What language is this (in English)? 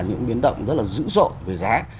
Vietnamese